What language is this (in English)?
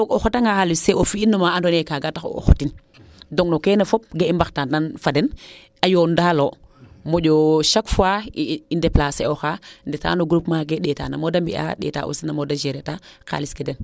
Serer